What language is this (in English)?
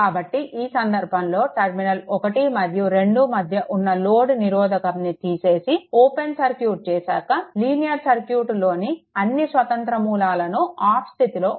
Telugu